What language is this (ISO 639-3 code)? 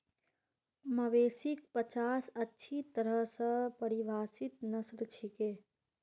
mag